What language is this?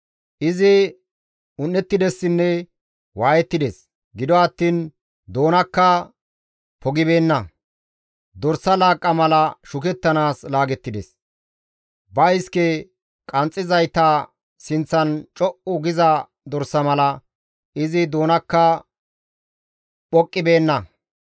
Gamo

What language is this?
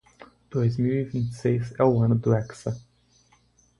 Portuguese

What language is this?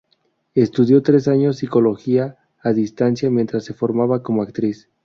Spanish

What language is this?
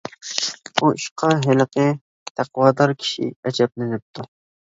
Uyghur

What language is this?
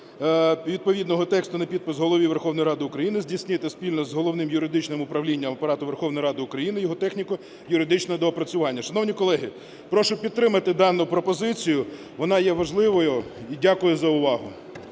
Ukrainian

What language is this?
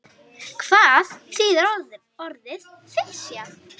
Icelandic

